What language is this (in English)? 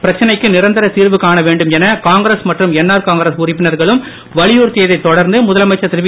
Tamil